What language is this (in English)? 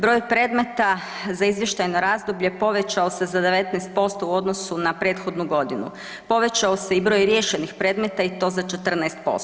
Croatian